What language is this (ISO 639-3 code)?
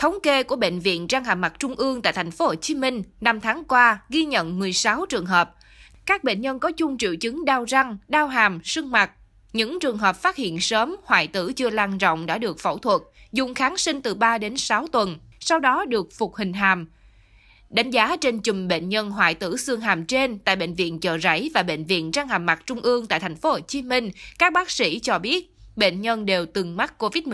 vie